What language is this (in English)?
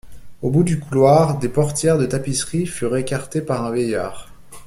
French